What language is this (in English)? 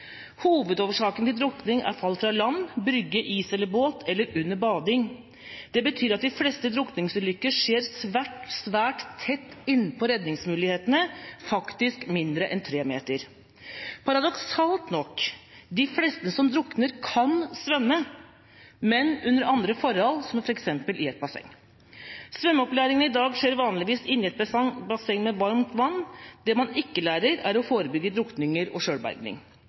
Norwegian Bokmål